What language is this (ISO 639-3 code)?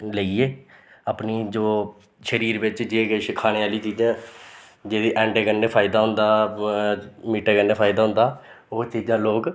doi